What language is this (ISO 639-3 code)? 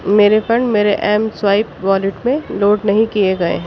urd